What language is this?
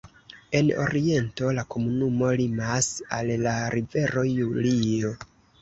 Esperanto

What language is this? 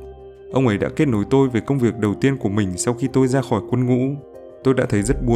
Vietnamese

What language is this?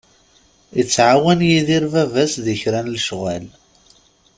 Kabyle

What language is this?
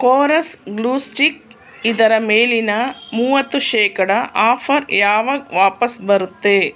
Kannada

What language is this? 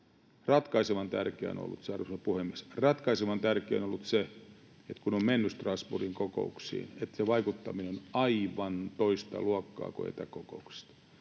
Finnish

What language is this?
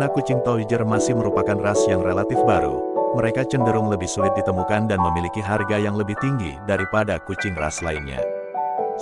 Indonesian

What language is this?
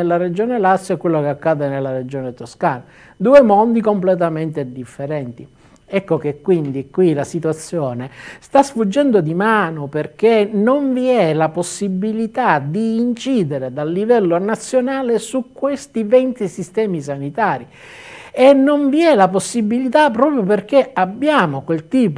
Italian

